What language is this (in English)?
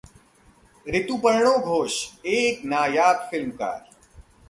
Hindi